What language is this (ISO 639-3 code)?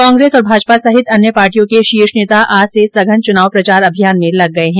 hin